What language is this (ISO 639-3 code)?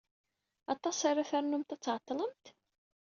kab